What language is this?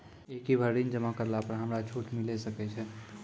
Maithili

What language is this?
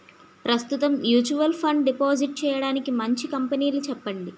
Telugu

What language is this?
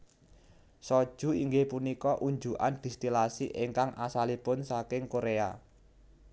Javanese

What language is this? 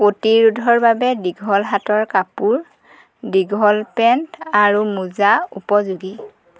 Assamese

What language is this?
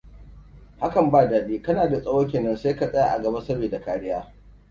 Hausa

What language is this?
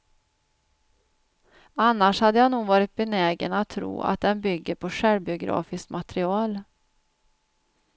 Swedish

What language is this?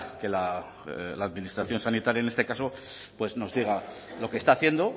Spanish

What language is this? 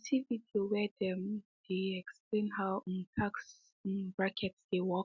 Nigerian Pidgin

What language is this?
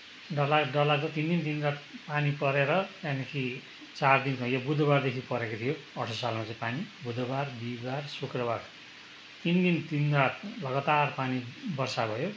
Nepali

